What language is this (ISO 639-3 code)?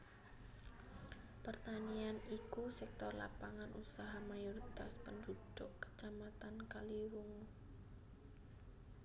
jav